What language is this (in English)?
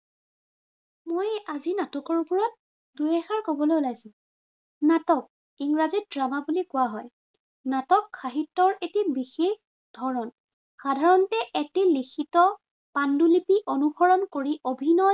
Assamese